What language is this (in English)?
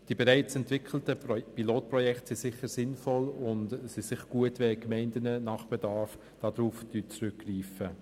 Swiss German